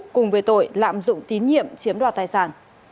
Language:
Vietnamese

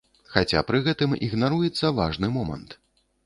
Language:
Belarusian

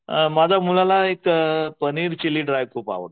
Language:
Marathi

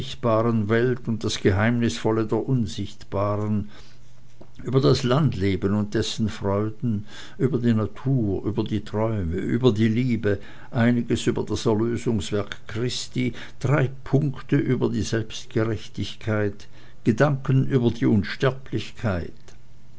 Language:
German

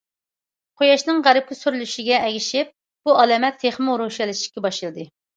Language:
Uyghur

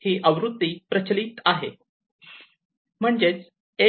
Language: Marathi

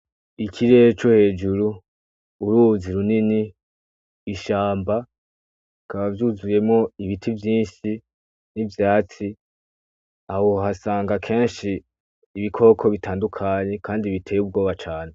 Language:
Rundi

